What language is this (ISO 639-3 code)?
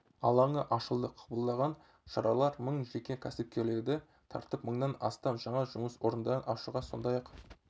kaz